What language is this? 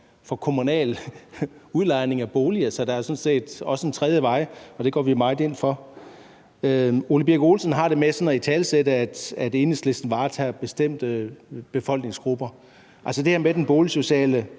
Danish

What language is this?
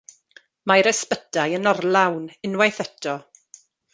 Welsh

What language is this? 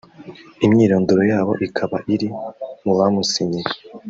Kinyarwanda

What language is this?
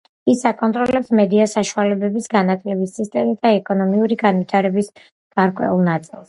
Georgian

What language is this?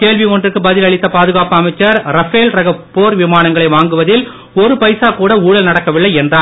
Tamil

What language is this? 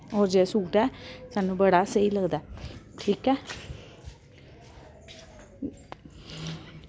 Dogri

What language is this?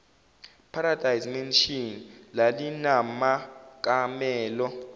Zulu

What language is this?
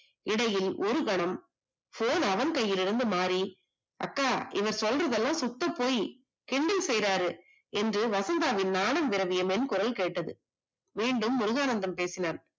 Tamil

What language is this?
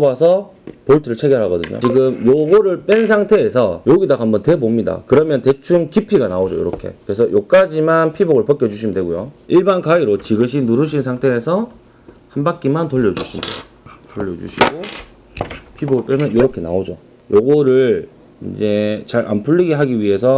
Korean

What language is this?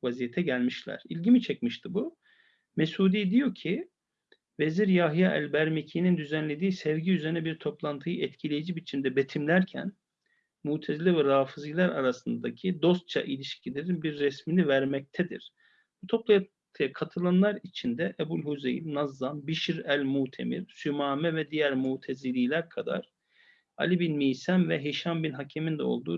Turkish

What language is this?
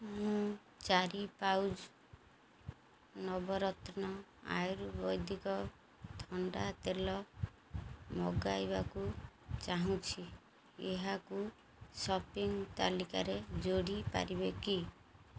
Odia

